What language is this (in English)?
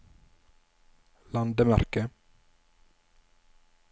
Norwegian